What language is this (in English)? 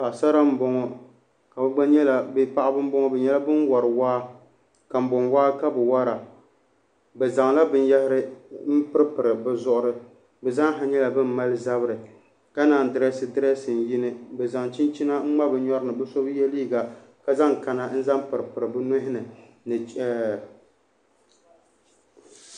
Dagbani